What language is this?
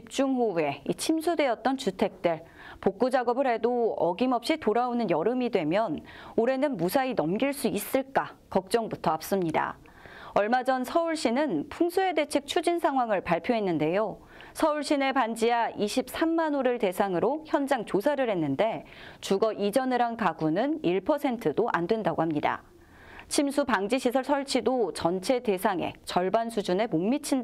Korean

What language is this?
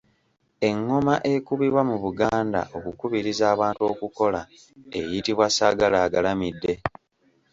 Ganda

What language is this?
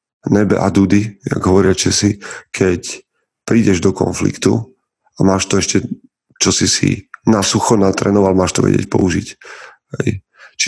Slovak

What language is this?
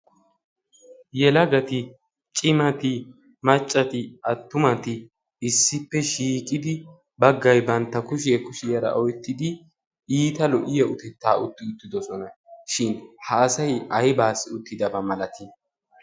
Wolaytta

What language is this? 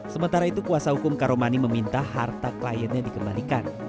Indonesian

